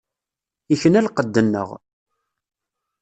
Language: Kabyle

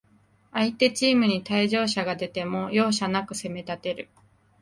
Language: Japanese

